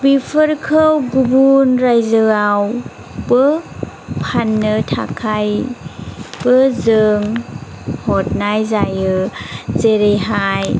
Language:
Bodo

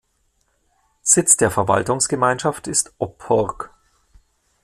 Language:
German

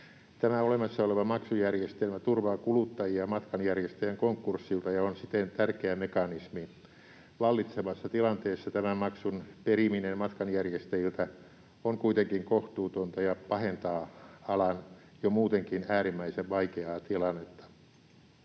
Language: Finnish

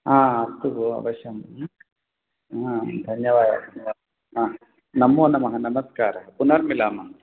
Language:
Sanskrit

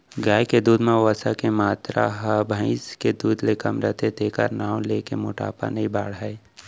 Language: Chhattisgarhi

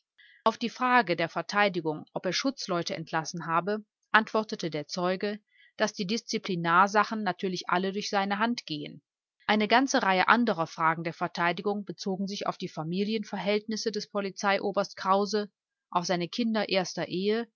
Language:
German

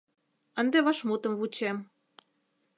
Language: Mari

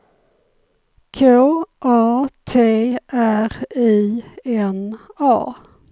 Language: Swedish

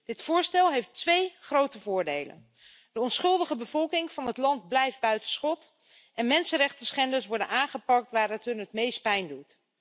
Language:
Dutch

